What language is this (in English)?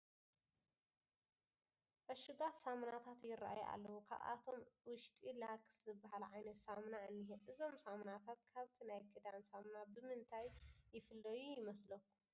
Tigrinya